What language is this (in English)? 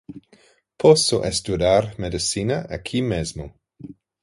Portuguese